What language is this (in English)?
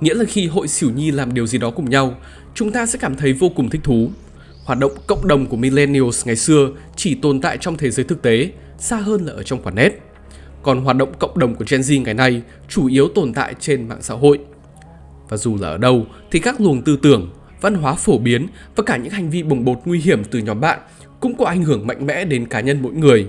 Vietnamese